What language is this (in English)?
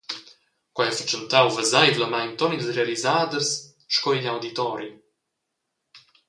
Romansh